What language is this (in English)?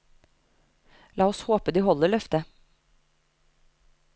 Norwegian